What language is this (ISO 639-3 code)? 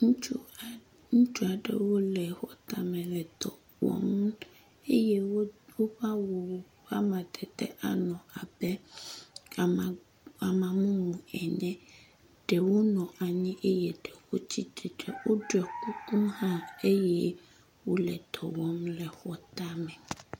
ewe